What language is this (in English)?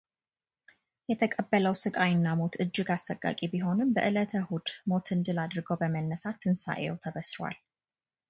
Amharic